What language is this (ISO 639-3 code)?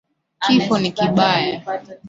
swa